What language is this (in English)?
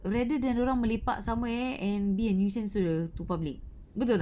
English